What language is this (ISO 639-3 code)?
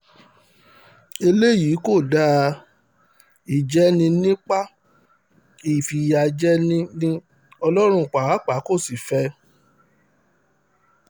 yor